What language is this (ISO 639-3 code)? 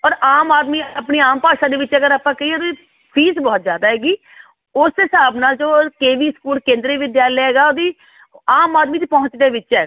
pan